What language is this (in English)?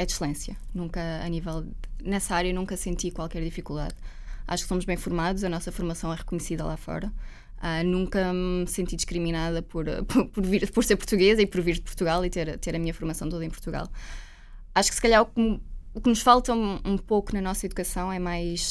Portuguese